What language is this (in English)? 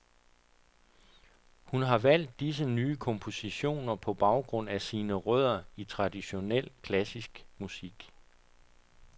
Danish